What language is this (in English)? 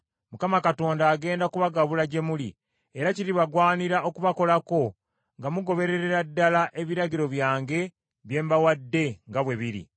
Ganda